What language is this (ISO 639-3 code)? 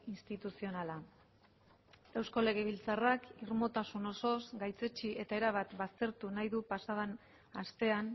eus